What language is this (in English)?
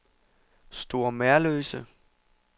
Danish